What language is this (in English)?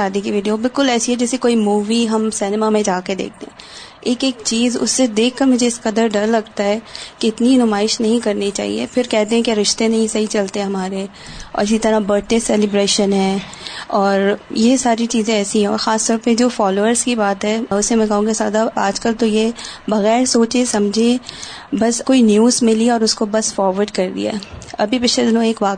Urdu